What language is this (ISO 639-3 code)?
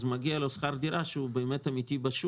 heb